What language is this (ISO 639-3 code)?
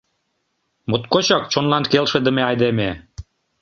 chm